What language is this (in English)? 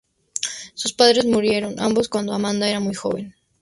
Spanish